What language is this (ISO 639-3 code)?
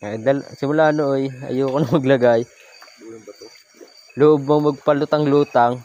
fil